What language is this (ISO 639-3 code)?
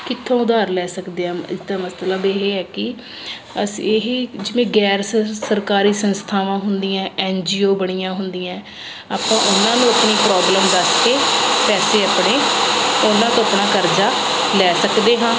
pan